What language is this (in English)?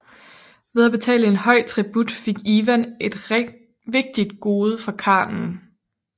Danish